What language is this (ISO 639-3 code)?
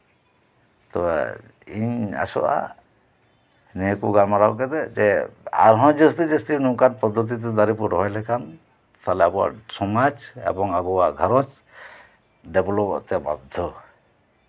sat